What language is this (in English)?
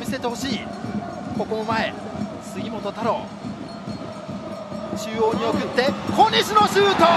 Japanese